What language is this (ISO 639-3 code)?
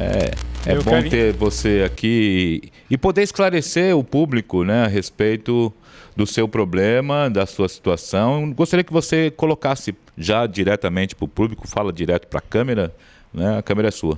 por